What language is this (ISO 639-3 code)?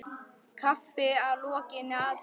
isl